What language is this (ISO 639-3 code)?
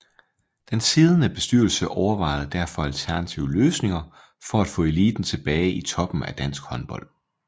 dan